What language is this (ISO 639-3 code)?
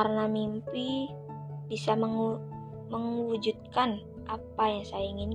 ind